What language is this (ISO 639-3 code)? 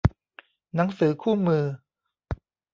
tha